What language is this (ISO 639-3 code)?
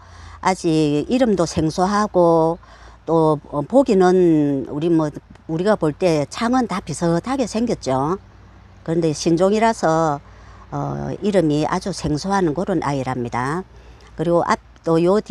kor